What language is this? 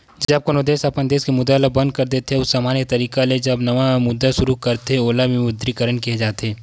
Chhattisgarhi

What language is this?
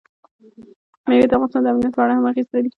Pashto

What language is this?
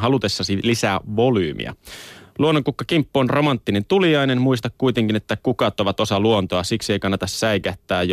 Finnish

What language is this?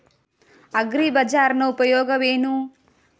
Kannada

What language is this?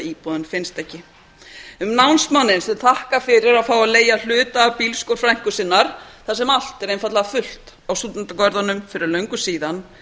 Icelandic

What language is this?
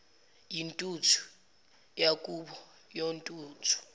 Zulu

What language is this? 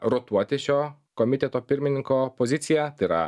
Lithuanian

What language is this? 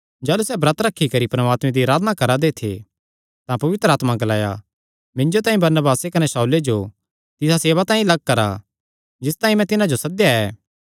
Kangri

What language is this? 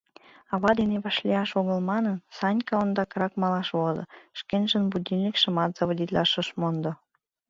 Mari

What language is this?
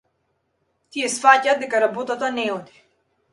Macedonian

